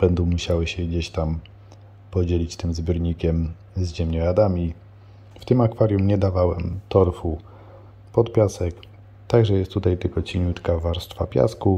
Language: Polish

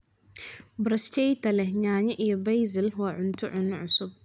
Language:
Somali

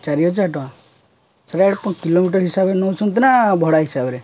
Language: Odia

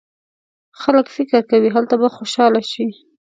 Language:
Pashto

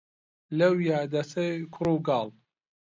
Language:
Central Kurdish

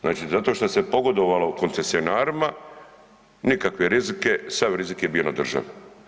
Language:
Croatian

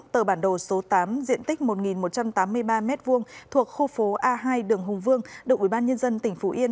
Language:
Vietnamese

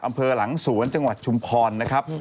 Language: Thai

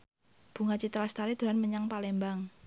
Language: Javanese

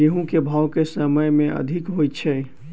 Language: Maithili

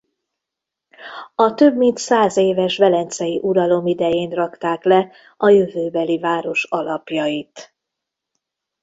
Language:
Hungarian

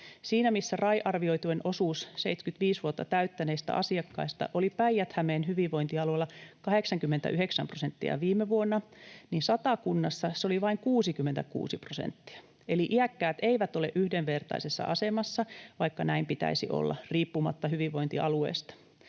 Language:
Finnish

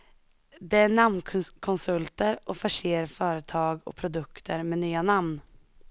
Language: Swedish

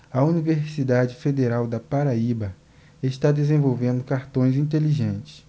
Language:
Portuguese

